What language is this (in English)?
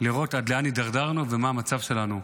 Hebrew